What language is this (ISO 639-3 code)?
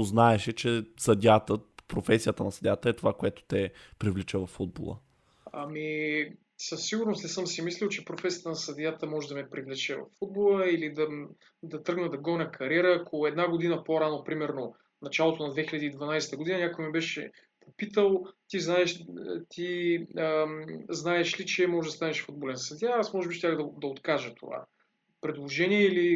bul